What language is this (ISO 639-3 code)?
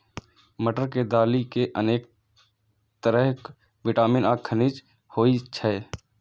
mai